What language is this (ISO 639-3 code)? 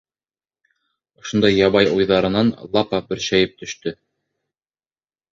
bak